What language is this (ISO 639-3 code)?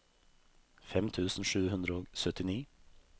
nor